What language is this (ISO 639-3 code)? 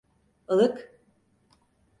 tur